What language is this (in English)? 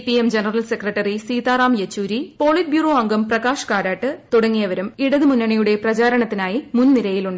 Malayalam